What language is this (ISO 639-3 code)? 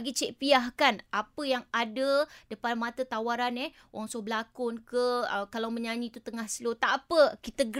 msa